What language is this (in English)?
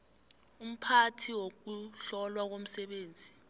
South Ndebele